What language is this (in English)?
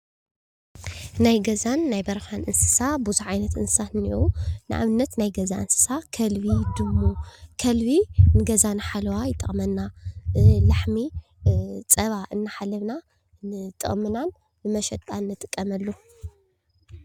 Tigrinya